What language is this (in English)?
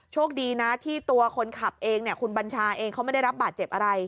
Thai